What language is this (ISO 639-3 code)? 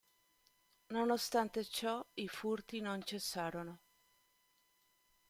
ita